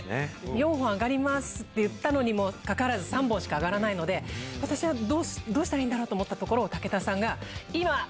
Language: Japanese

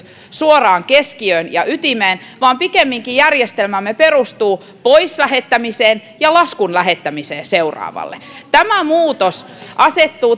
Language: Finnish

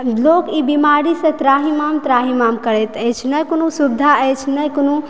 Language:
Maithili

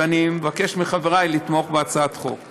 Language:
Hebrew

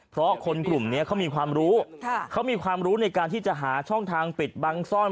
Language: Thai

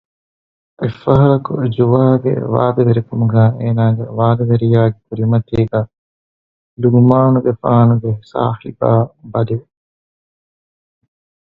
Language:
Divehi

